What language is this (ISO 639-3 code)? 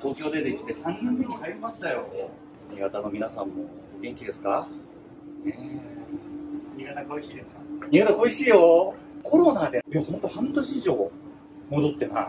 jpn